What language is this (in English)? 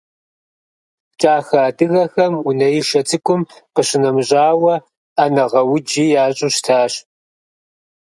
Kabardian